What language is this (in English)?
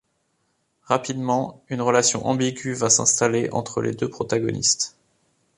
French